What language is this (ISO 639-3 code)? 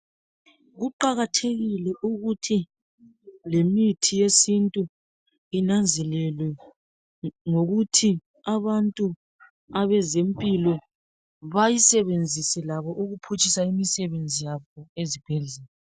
nde